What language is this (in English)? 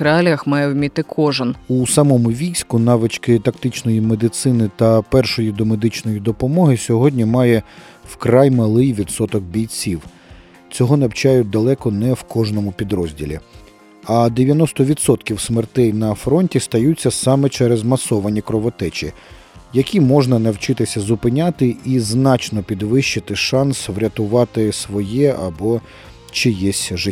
Ukrainian